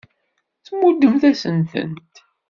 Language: Kabyle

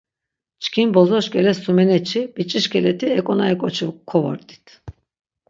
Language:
Laz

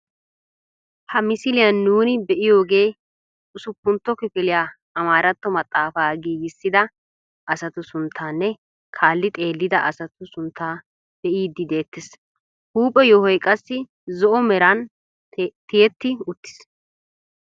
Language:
Wolaytta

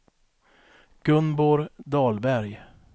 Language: Swedish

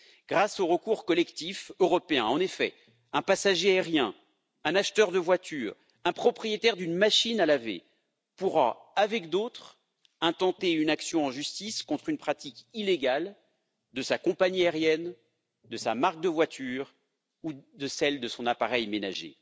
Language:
French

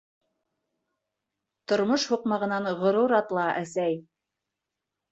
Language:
Bashkir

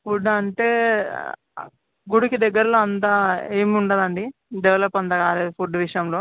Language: Telugu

